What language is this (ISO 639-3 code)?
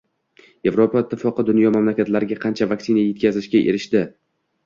uzb